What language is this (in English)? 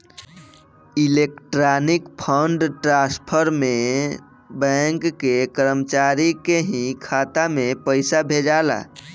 Bhojpuri